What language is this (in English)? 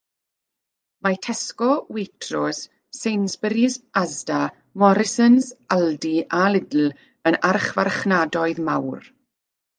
Welsh